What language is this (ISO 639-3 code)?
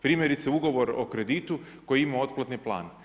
hrv